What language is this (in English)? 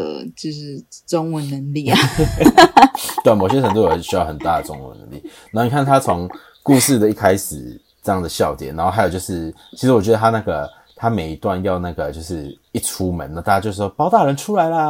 Chinese